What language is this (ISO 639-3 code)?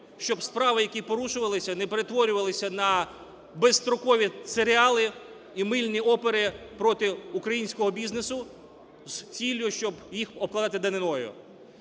ukr